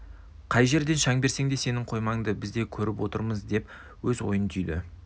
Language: Kazakh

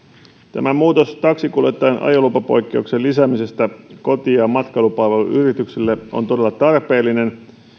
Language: Finnish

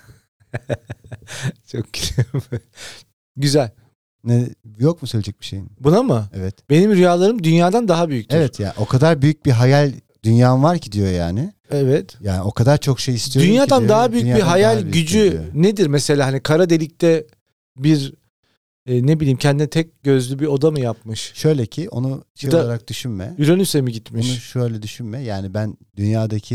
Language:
Turkish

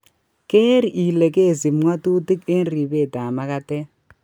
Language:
Kalenjin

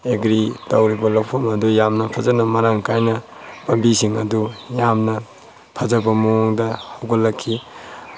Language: Manipuri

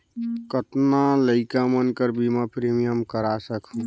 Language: Chhattisgarhi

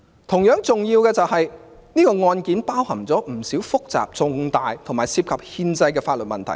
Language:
Cantonese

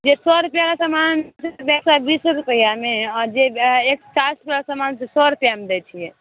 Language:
Maithili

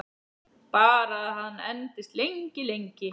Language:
Icelandic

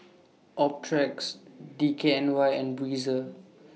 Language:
English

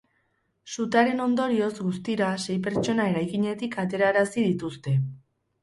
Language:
Basque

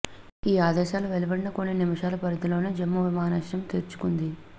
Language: Telugu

